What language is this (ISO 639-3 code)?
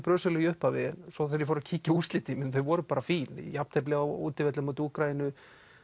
isl